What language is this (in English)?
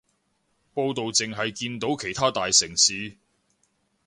Cantonese